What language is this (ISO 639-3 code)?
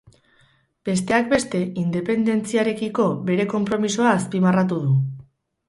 eus